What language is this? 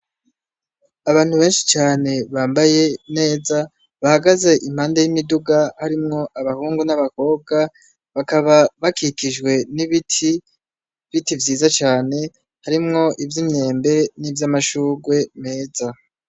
Rundi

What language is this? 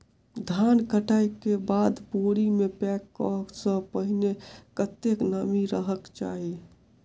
Maithili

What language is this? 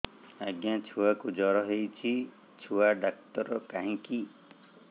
Odia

